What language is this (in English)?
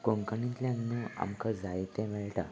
Konkani